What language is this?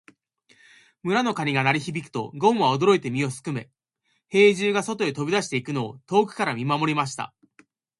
Japanese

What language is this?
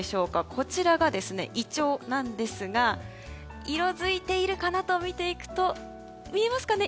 Japanese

